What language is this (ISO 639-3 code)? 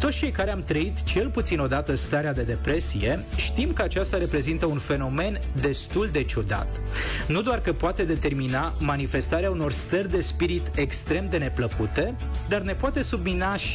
ron